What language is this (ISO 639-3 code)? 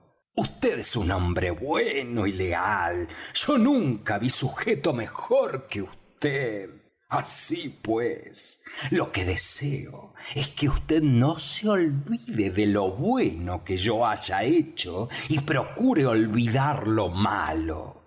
spa